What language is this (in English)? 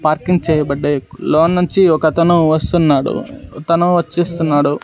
Telugu